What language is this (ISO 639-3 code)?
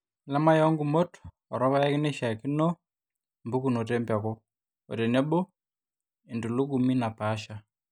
mas